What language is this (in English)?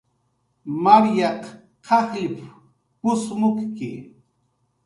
Jaqaru